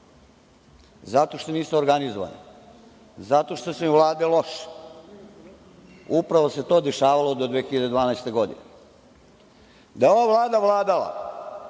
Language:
Serbian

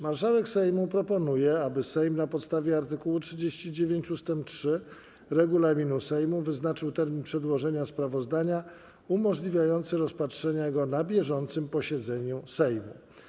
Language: Polish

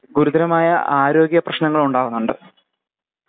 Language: Malayalam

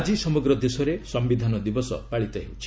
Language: Odia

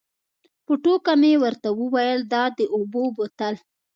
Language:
Pashto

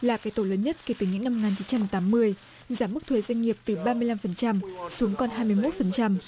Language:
Vietnamese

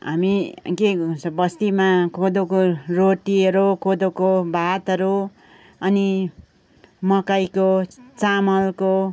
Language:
Nepali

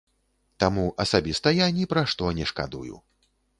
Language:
Belarusian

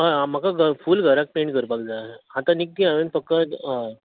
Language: Konkani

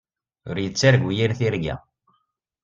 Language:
Kabyle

